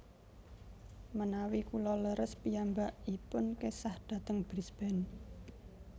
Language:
Javanese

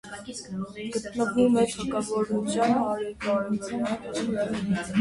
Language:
Armenian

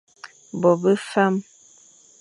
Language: Fang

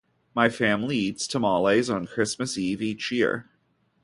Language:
English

